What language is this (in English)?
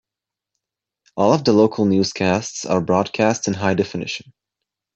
English